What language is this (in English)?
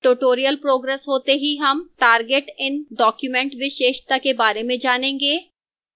Hindi